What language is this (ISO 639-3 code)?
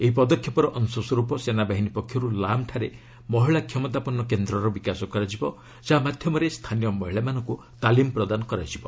ori